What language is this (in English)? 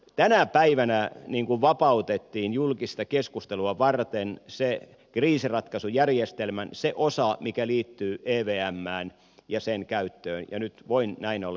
Finnish